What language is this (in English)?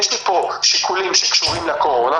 Hebrew